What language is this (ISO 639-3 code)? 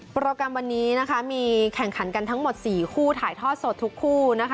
tha